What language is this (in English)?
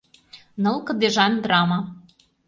Mari